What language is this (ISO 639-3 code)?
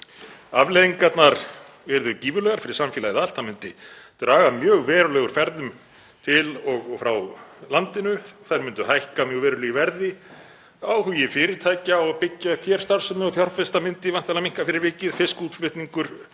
isl